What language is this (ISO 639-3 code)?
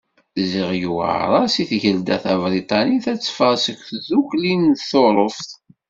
kab